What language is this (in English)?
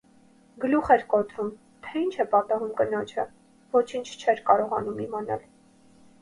Armenian